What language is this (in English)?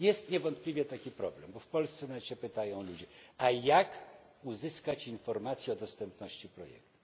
Polish